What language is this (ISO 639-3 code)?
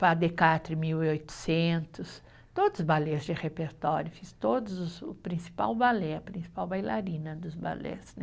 por